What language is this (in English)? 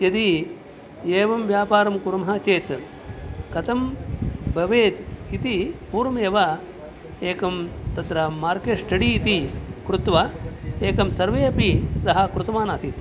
Sanskrit